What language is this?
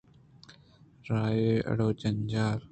Eastern Balochi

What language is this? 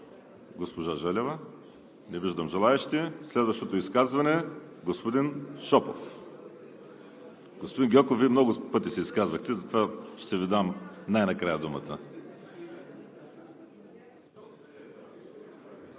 Bulgarian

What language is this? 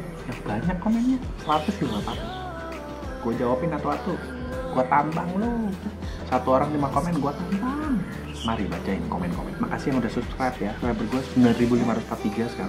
Indonesian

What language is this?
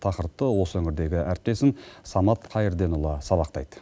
Kazakh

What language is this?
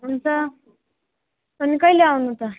Nepali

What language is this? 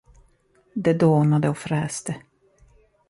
Swedish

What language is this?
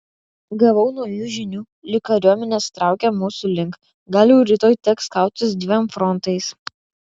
Lithuanian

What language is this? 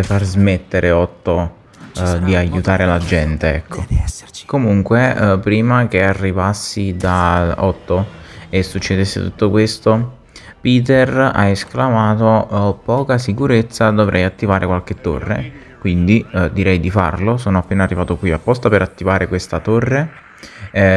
Italian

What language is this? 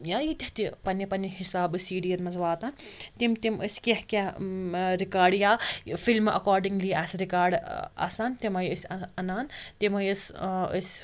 Kashmiri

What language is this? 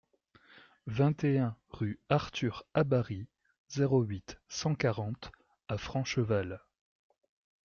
French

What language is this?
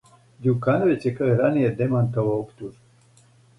Serbian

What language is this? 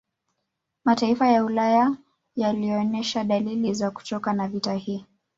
Swahili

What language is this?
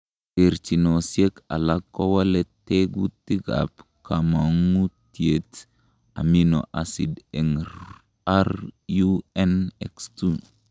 Kalenjin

